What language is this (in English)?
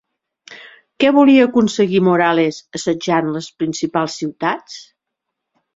Catalan